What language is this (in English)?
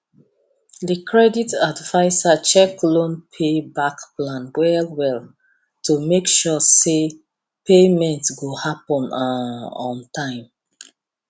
Nigerian Pidgin